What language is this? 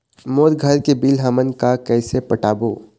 Chhattisgarhi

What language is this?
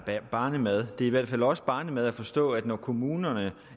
Danish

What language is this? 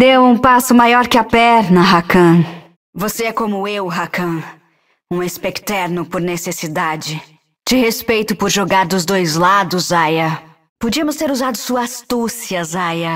Portuguese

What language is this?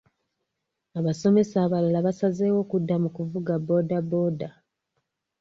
Ganda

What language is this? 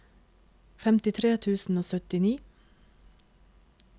Norwegian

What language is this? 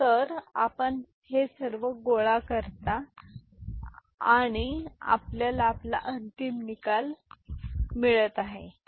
Marathi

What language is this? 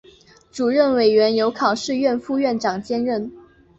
Chinese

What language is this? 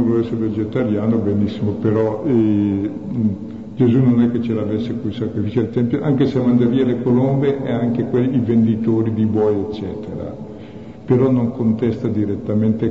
Italian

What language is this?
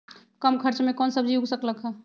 Magahi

